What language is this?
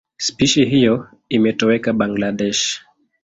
Swahili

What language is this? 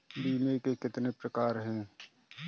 Hindi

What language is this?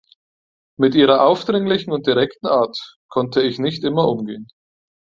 German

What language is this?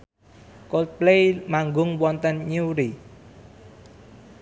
Javanese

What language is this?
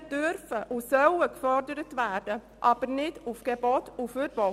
Swiss German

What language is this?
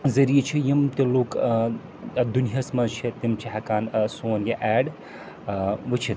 Kashmiri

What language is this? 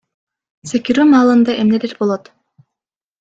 Kyrgyz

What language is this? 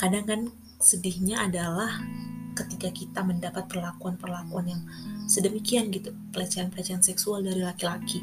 Indonesian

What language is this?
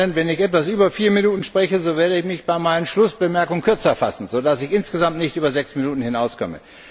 German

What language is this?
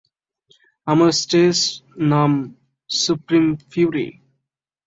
Bangla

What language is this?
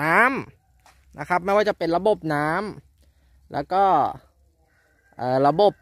Thai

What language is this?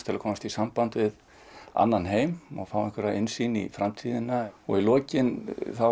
Icelandic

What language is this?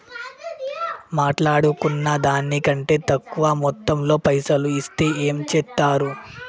Telugu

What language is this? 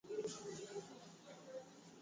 Swahili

